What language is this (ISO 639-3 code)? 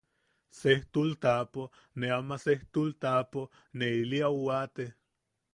yaq